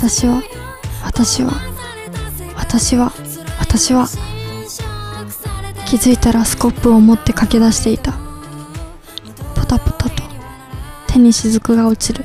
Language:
Japanese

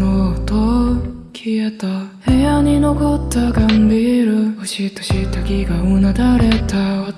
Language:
Japanese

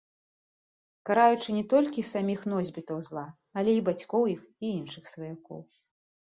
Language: Belarusian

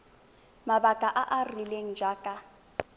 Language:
Tswana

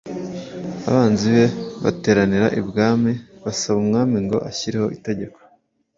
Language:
Kinyarwanda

